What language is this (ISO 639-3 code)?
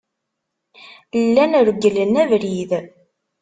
kab